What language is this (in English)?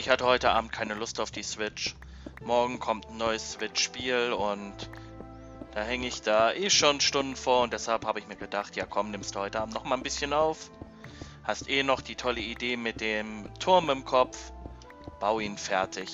German